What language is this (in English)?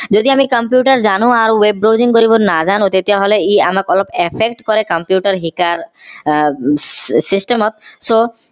Assamese